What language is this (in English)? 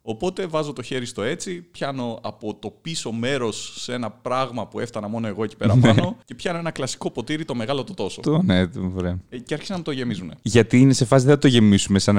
Greek